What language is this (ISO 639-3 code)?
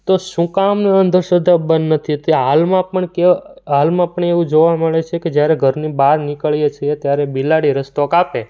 guj